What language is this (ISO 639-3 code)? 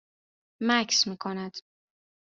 fas